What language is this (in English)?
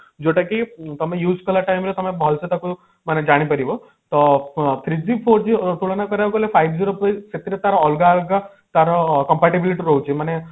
Odia